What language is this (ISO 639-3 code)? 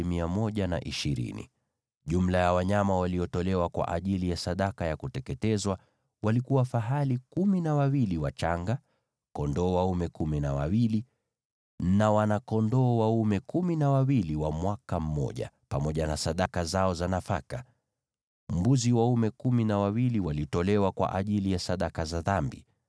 swa